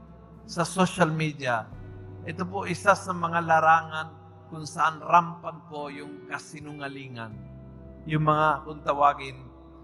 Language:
Filipino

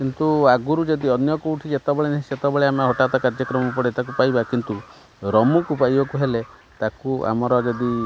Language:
Odia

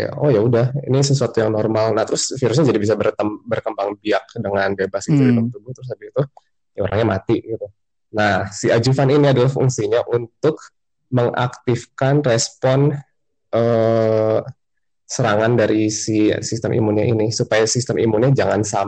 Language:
Indonesian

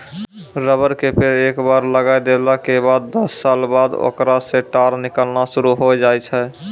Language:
Maithili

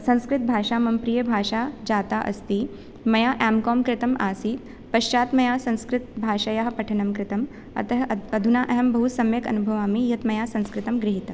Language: Sanskrit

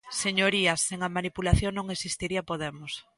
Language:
Galician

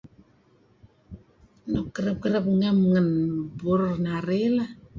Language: Kelabit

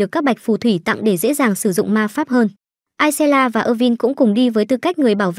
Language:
Vietnamese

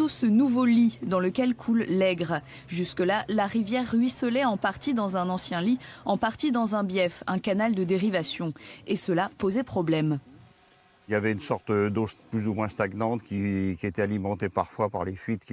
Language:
French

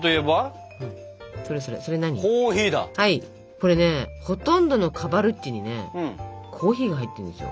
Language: Japanese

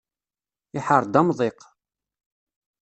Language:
Kabyle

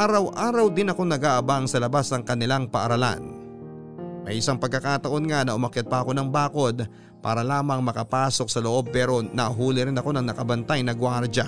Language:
Filipino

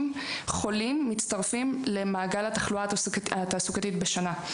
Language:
Hebrew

